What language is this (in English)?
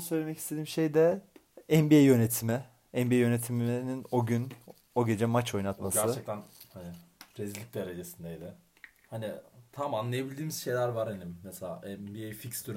Turkish